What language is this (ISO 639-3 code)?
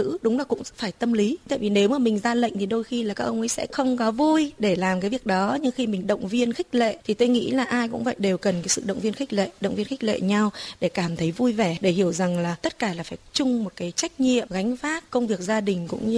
vie